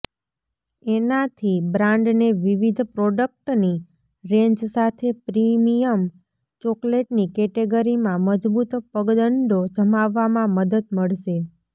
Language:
Gujarati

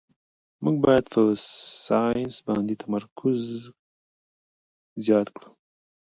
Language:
Pashto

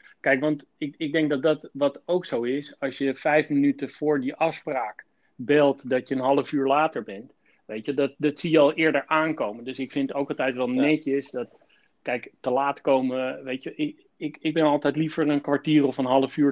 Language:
Dutch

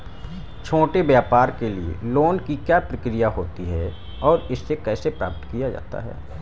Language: Hindi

